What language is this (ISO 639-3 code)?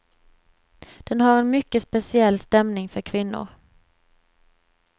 swe